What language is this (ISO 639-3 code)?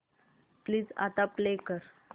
mar